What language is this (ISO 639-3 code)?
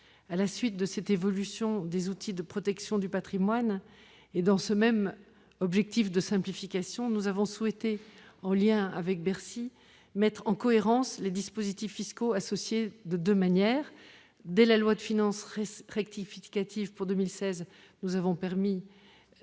fra